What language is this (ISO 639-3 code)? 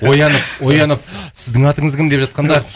kaz